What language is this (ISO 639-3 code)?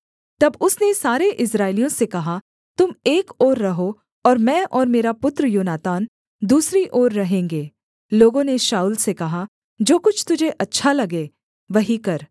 hin